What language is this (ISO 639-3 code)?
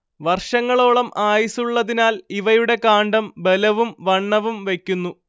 mal